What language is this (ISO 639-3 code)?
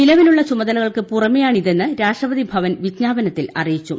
mal